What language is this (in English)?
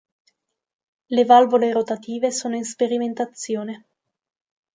Italian